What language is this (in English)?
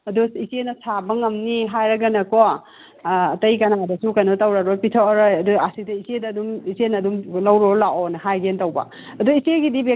Manipuri